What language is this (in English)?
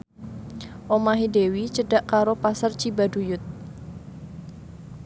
Javanese